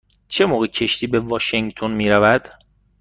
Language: Persian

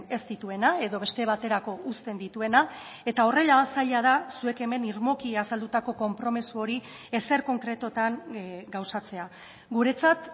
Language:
Basque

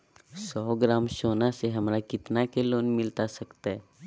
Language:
Magahi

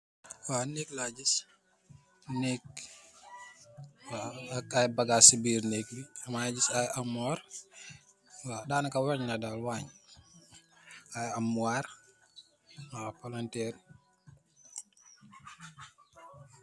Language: Wolof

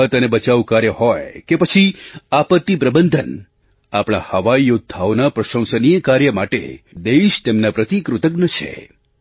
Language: Gujarati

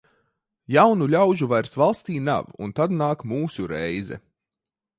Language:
Latvian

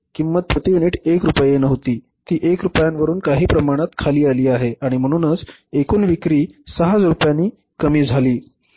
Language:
Marathi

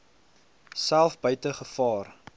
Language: Afrikaans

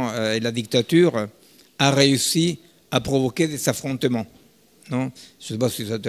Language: French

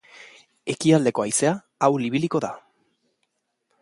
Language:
Basque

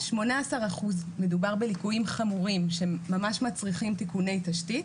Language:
Hebrew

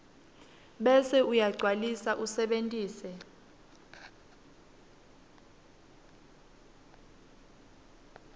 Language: Swati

